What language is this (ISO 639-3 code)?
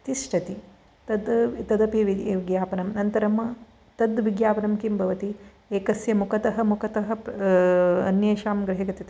san